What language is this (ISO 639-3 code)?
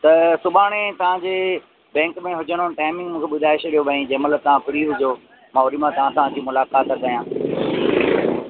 snd